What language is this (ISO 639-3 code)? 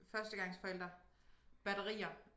dan